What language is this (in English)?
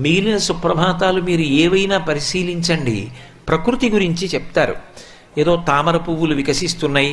Telugu